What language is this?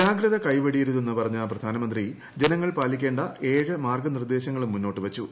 Malayalam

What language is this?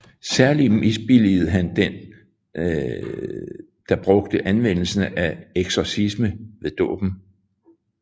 Danish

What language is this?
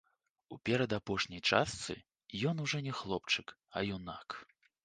Belarusian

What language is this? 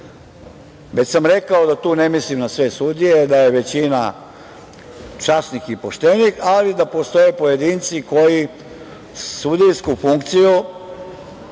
Serbian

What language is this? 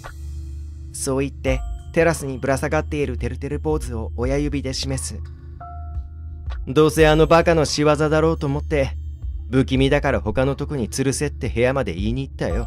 Japanese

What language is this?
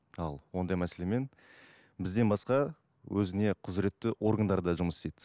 Kazakh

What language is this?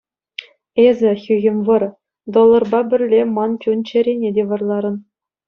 Chuvash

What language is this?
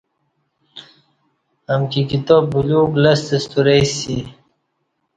Kati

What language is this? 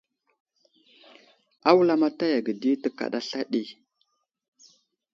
Wuzlam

